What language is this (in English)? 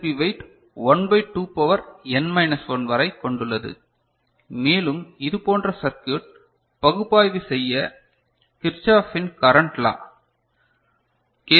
Tamil